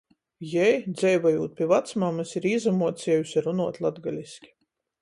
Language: Latgalian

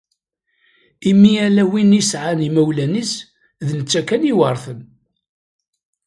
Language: Kabyle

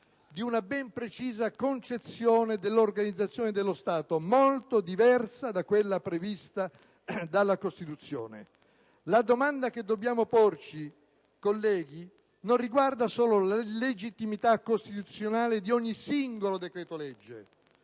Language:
Italian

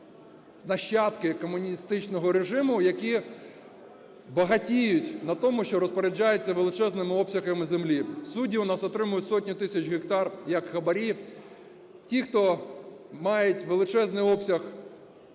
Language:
Ukrainian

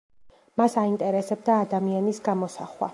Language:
Georgian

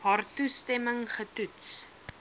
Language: Afrikaans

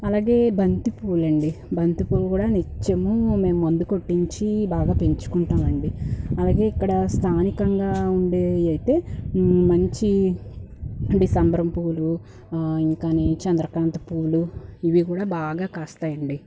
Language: Telugu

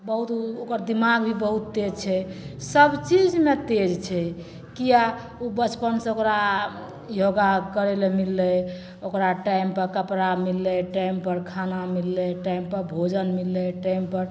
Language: Maithili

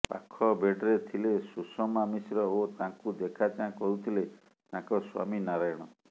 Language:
Odia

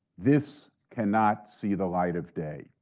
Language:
English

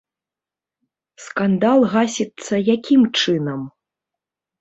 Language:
Belarusian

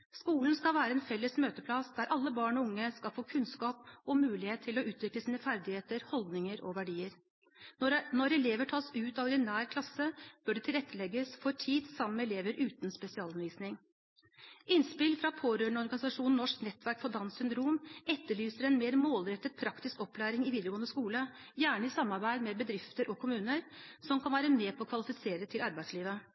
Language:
Norwegian Bokmål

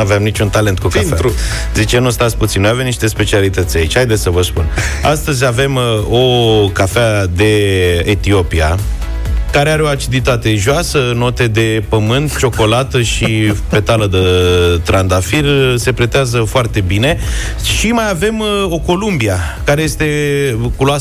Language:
Romanian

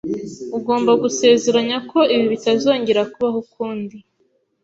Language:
Kinyarwanda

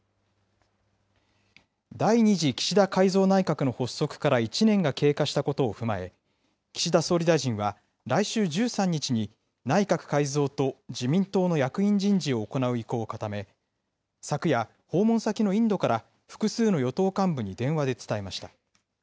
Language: Japanese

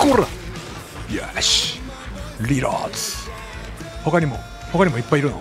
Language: Japanese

